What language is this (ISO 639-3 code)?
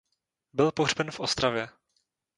ces